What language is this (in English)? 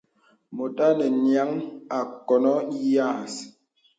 Bebele